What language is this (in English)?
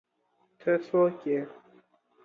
Pashto